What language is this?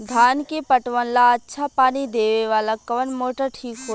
Bhojpuri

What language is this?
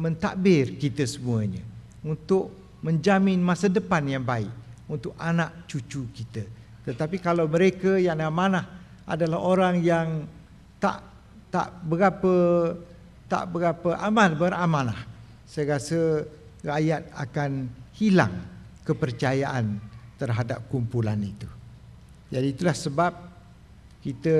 Malay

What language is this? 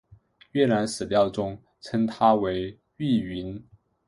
Chinese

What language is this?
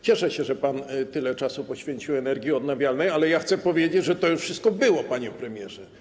Polish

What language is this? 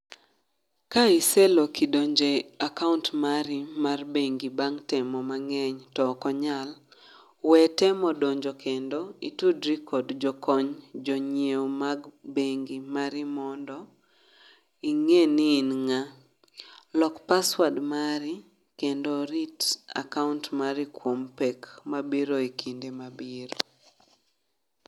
Luo (Kenya and Tanzania)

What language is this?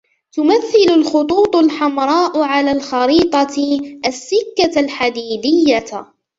Arabic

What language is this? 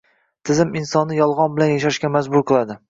Uzbek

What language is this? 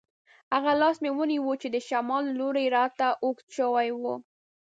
Pashto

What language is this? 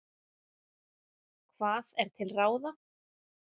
Icelandic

